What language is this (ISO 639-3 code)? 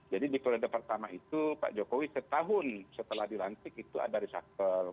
ind